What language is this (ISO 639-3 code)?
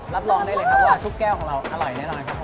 tha